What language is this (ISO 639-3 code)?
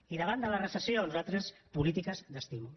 cat